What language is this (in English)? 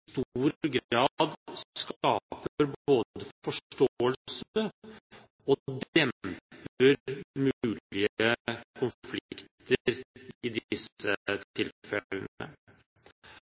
Norwegian Bokmål